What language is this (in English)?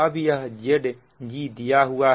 Hindi